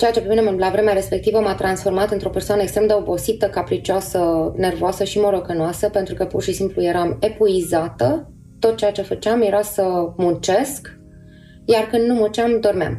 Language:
Romanian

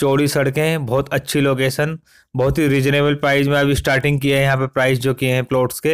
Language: Hindi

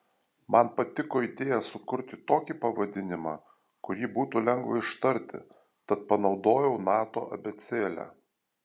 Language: Lithuanian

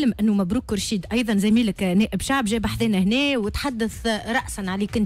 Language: Arabic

